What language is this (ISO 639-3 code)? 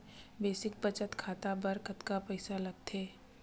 hne